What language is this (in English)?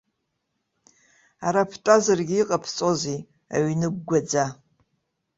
Abkhazian